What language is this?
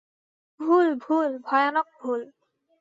Bangla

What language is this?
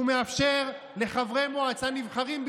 Hebrew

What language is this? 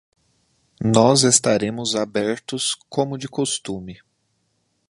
Portuguese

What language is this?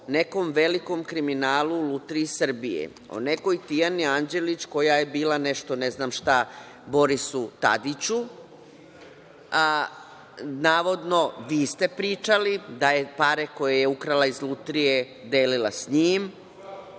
Serbian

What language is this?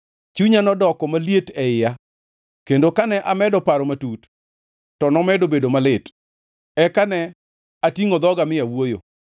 Luo (Kenya and Tanzania)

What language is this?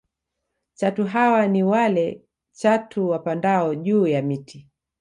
Swahili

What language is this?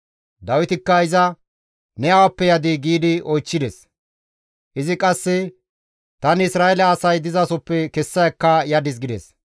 Gamo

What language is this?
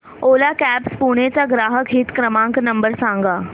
Marathi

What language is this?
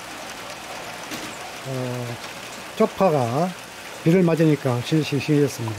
Korean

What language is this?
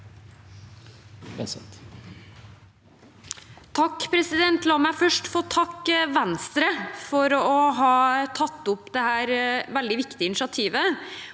Norwegian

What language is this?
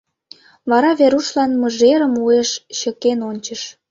Mari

